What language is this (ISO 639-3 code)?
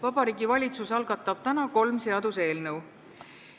est